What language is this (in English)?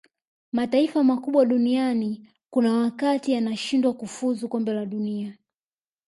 Swahili